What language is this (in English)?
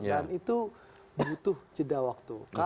Indonesian